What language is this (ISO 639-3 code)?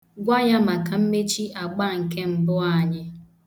ibo